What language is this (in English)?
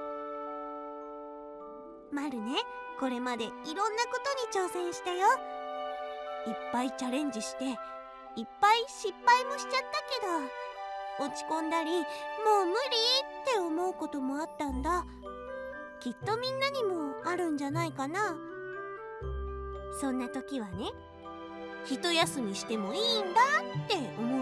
Japanese